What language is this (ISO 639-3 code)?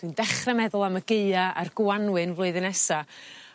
cym